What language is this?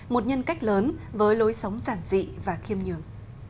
Vietnamese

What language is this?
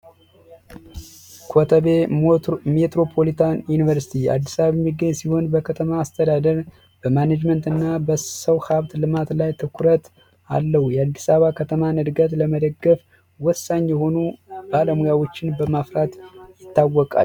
Amharic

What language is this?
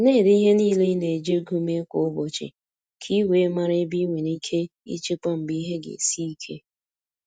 Igbo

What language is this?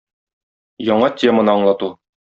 Tatar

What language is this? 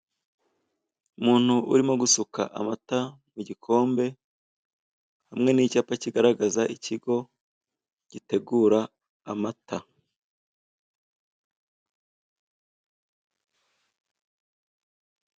Kinyarwanda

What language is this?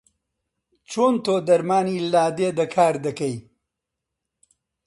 Central Kurdish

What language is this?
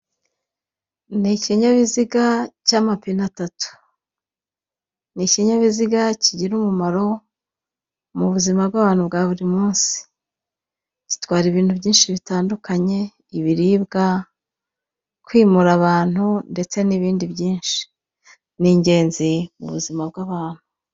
Kinyarwanda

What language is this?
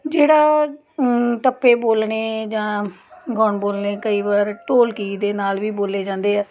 Punjabi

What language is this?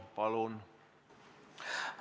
Estonian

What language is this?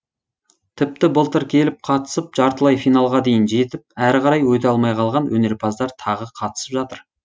Kazakh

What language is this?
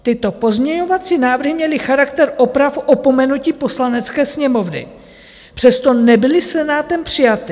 Czech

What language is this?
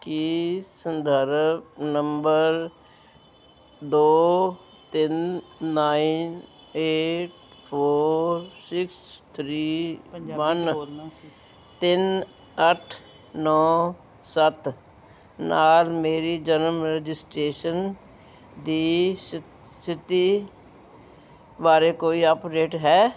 Punjabi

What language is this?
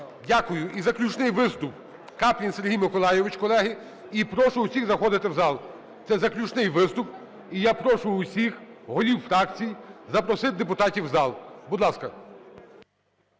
Ukrainian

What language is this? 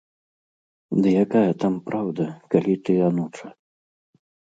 Belarusian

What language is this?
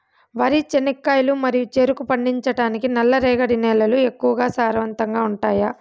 Telugu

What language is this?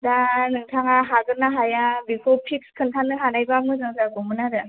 Bodo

